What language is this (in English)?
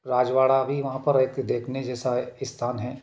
Hindi